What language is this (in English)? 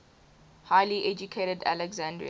English